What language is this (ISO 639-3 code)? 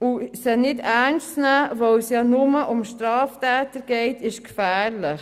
gsw